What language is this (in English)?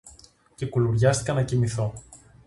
Greek